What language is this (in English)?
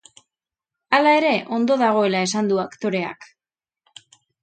Basque